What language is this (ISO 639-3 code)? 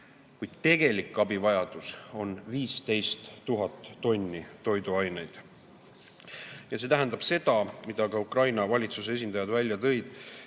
est